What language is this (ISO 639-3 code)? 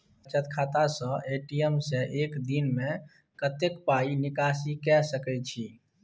mai